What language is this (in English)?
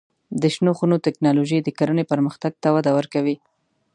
Pashto